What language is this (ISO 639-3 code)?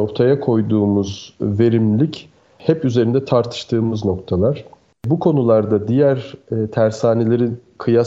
tur